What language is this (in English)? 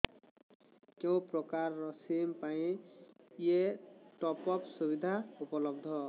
Odia